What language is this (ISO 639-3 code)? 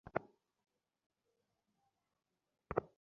ben